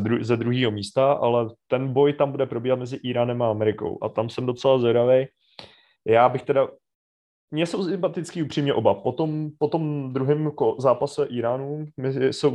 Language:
Czech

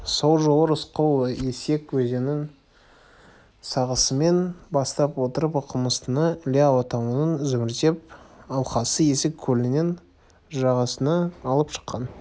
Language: Kazakh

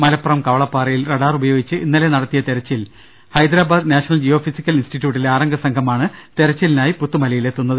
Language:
Malayalam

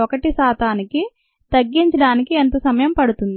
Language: Telugu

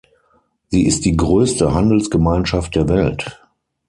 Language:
German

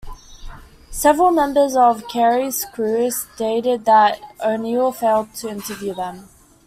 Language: English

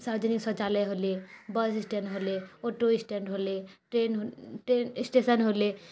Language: Maithili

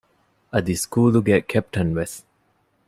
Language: Divehi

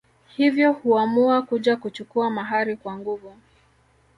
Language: Swahili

